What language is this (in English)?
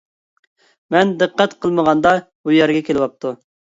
Uyghur